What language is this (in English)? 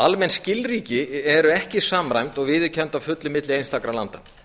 Icelandic